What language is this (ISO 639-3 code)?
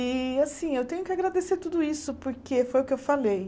por